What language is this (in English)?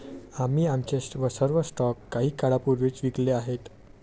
Marathi